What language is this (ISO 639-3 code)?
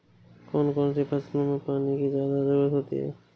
hin